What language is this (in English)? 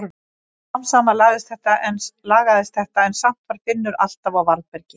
Icelandic